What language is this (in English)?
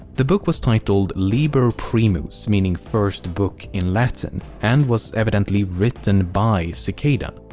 English